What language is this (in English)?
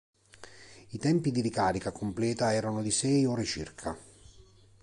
Italian